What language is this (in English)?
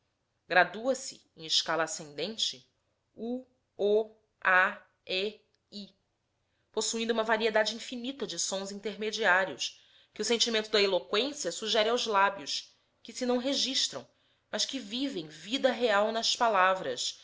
Portuguese